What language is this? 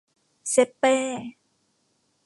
Thai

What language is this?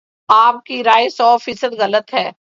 Urdu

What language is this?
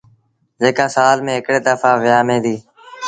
Sindhi Bhil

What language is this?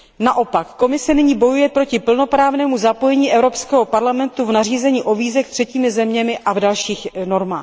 Czech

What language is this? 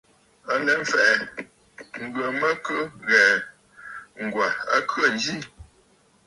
Bafut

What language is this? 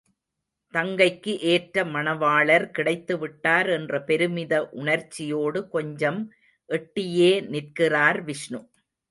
Tamil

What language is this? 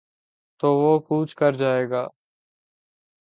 Urdu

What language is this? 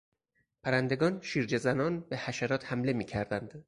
Persian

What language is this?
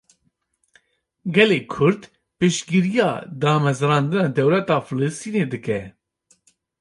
Kurdish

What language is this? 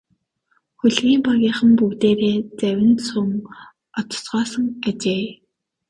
Mongolian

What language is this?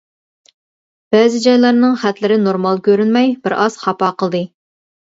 Uyghur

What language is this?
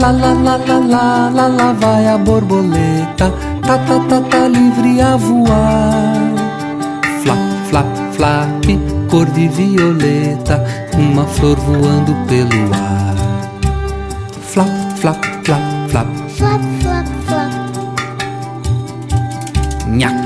Portuguese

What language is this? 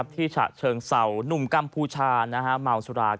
Thai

